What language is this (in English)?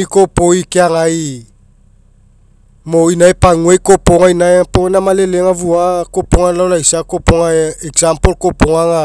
Mekeo